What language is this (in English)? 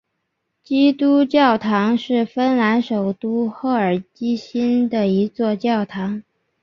Chinese